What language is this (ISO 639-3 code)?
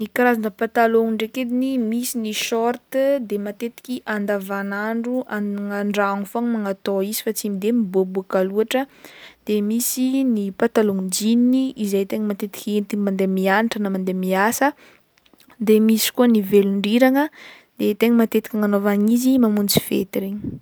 bmm